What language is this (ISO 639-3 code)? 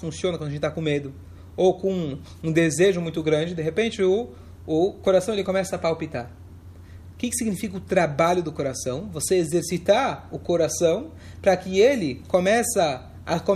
por